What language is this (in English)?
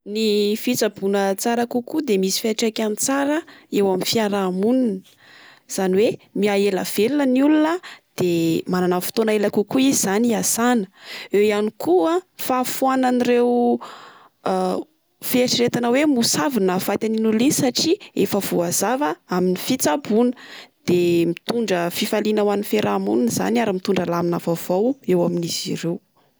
Malagasy